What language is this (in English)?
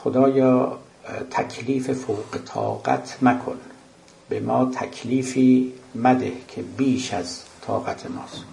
Persian